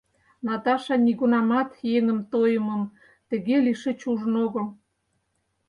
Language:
Mari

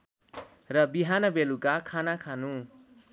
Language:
Nepali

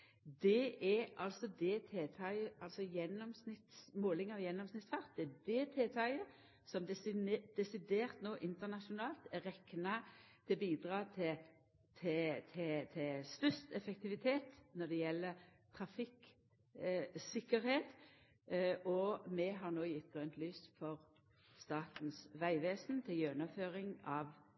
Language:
Norwegian Nynorsk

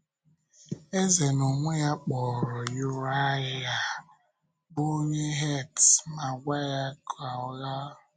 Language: Igbo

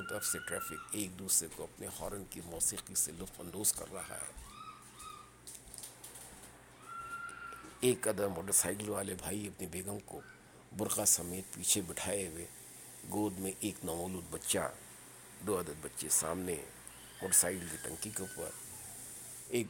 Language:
Urdu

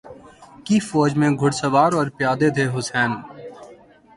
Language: Urdu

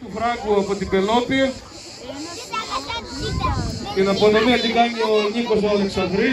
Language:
Greek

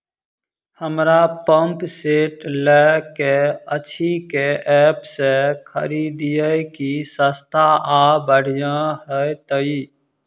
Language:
Maithili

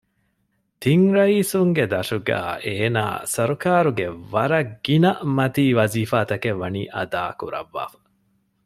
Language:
Divehi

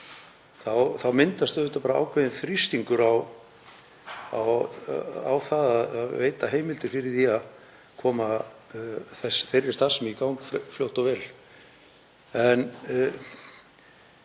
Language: Icelandic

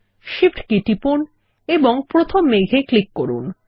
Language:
Bangla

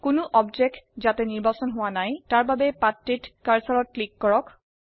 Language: Assamese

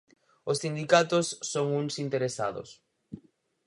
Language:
Galician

